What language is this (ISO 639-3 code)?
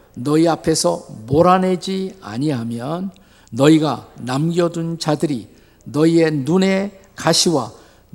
kor